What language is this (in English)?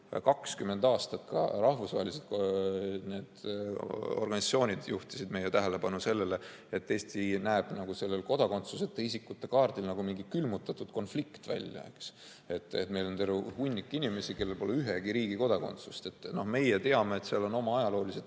Estonian